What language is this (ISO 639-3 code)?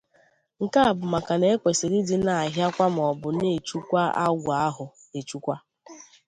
ibo